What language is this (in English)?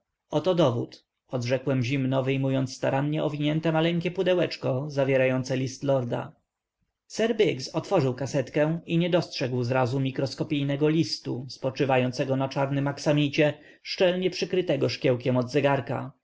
Polish